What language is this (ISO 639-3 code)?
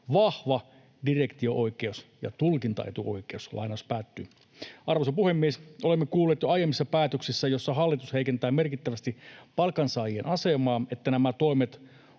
fin